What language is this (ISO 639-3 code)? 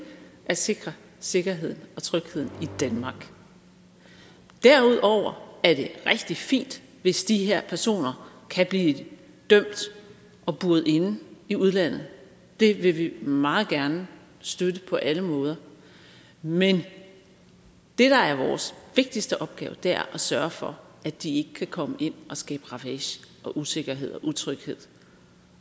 dan